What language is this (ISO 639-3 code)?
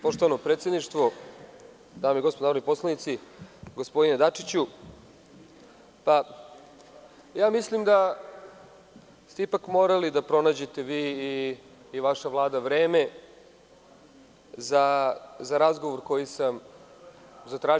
srp